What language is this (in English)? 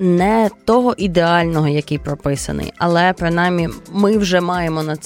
Ukrainian